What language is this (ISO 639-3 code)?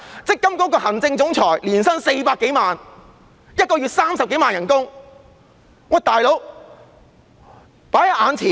yue